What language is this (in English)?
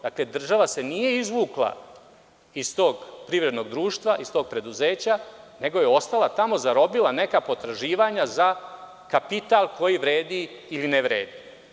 Serbian